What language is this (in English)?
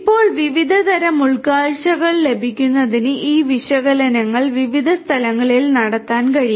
Malayalam